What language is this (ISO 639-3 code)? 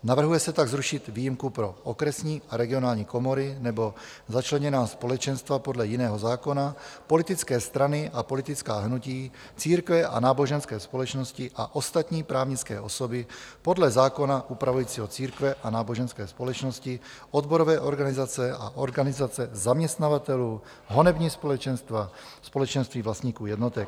ces